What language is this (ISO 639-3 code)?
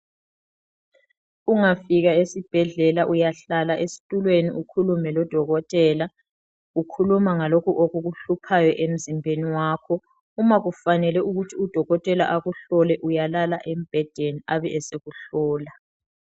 nde